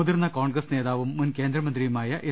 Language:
Malayalam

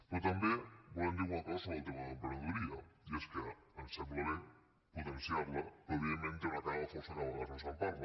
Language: Catalan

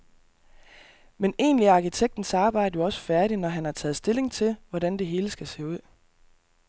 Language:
Danish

